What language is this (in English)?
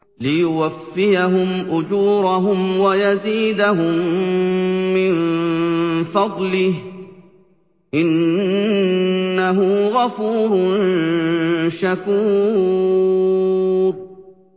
Arabic